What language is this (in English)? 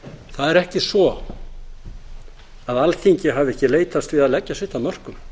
Icelandic